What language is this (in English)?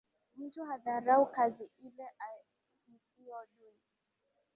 Swahili